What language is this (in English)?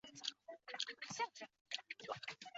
Chinese